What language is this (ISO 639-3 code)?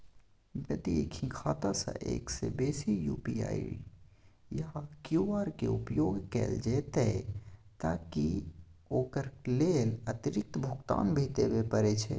mai